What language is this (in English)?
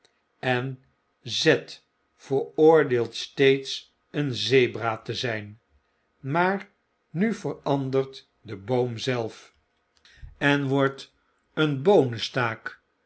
Dutch